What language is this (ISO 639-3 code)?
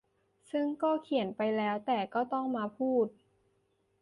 tha